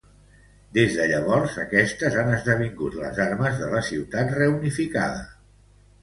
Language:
Catalan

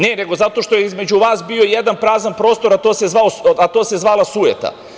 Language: Serbian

